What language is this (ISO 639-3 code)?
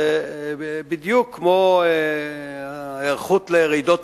heb